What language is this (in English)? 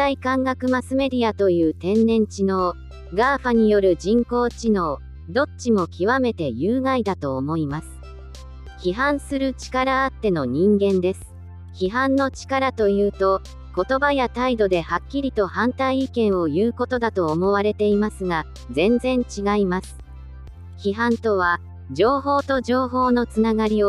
Japanese